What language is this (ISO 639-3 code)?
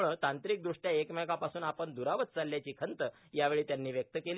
mar